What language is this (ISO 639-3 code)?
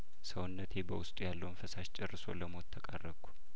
amh